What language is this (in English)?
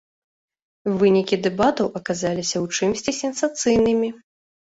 Belarusian